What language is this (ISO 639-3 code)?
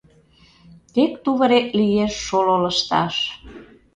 chm